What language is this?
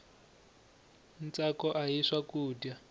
Tsonga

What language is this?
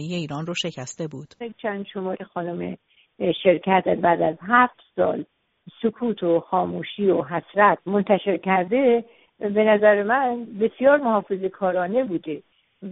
Persian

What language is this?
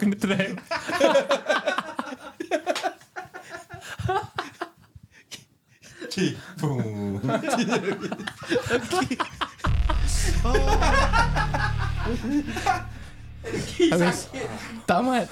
Malay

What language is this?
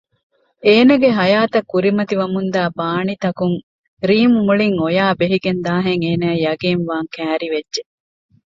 Divehi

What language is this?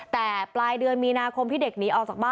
Thai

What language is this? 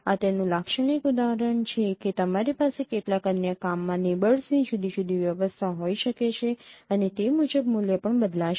Gujarati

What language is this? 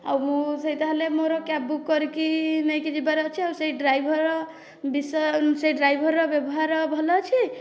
Odia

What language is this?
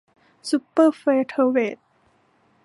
Thai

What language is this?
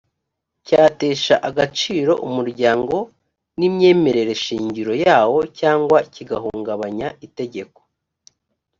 Kinyarwanda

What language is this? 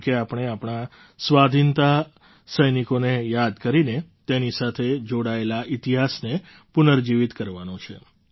Gujarati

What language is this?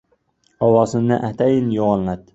Uzbek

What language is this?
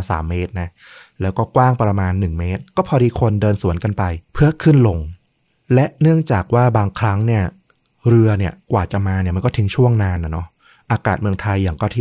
Thai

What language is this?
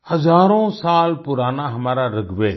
Hindi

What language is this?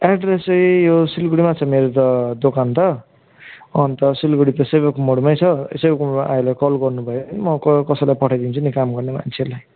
Nepali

